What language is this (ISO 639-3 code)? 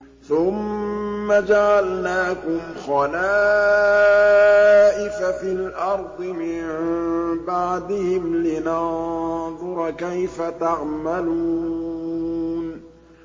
ara